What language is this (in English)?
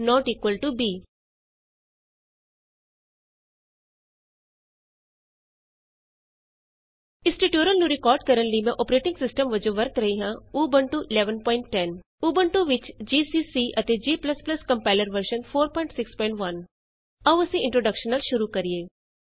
Punjabi